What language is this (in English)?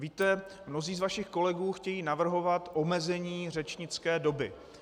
Czech